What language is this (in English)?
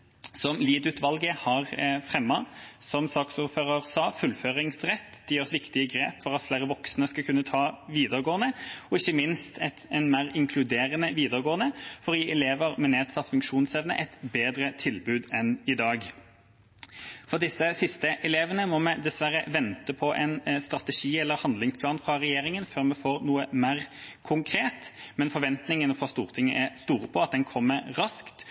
Norwegian Bokmål